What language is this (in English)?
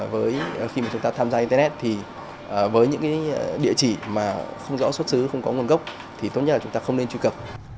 Vietnamese